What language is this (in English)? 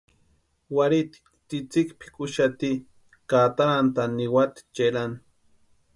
Western Highland Purepecha